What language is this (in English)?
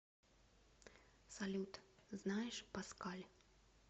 Russian